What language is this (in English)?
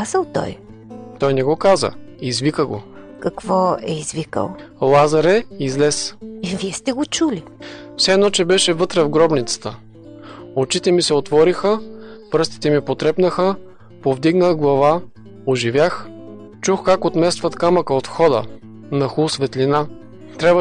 Bulgarian